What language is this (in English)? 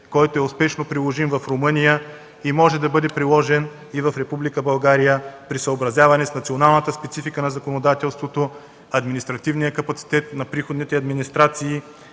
Bulgarian